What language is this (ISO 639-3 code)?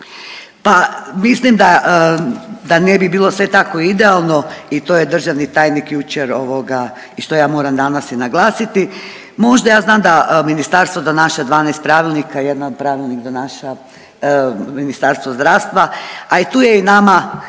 hrv